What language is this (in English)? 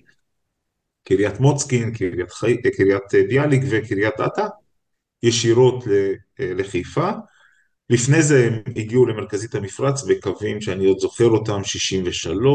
Hebrew